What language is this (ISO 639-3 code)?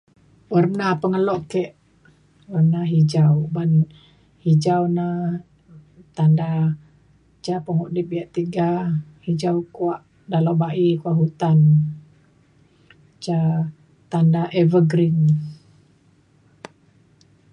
xkl